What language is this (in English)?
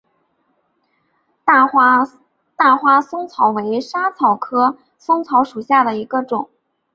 Chinese